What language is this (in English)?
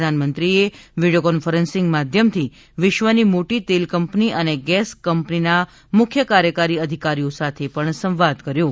Gujarati